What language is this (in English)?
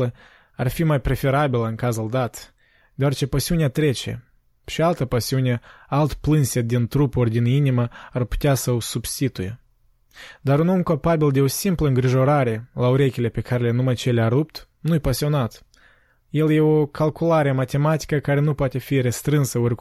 Romanian